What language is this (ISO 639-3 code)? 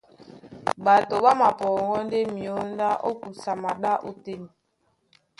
dua